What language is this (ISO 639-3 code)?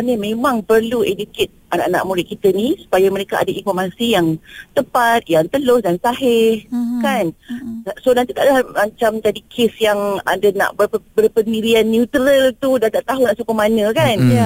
msa